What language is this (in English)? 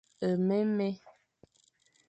Fang